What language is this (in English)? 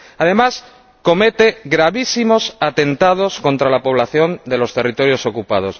Spanish